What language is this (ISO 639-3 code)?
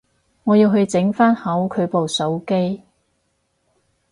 yue